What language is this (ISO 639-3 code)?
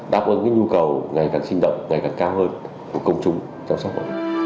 vie